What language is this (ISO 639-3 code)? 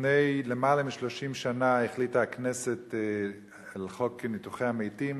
heb